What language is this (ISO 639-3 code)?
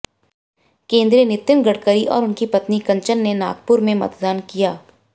hin